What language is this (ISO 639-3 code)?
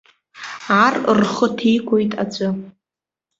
abk